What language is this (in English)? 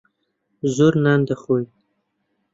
Central Kurdish